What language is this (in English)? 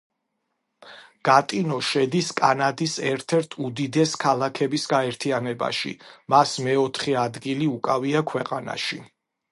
Georgian